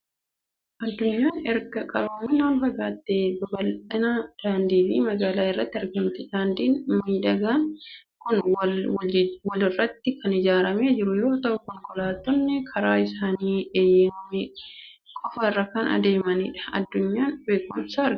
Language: Oromo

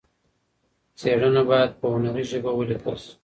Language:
Pashto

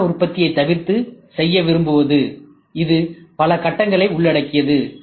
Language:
Tamil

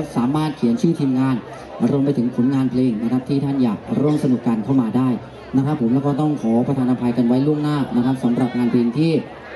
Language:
Thai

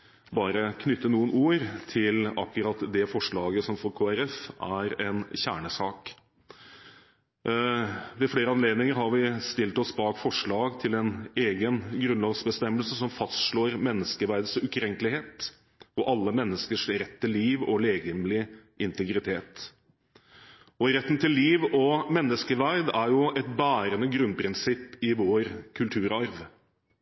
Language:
Norwegian Bokmål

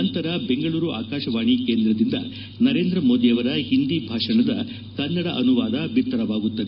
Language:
Kannada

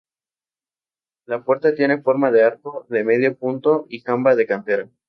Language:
Spanish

